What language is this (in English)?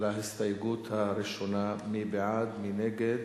Hebrew